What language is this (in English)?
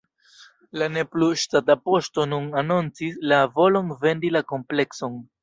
Esperanto